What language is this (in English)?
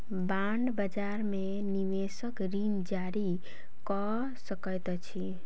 Maithili